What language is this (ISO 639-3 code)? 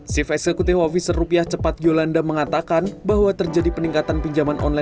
ind